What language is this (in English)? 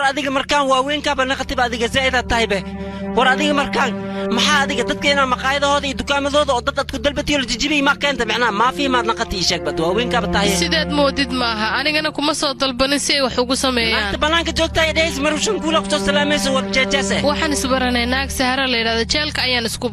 Arabic